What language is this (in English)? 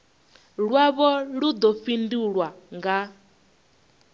Venda